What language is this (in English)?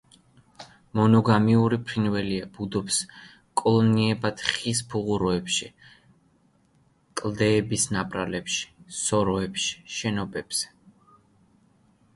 Georgian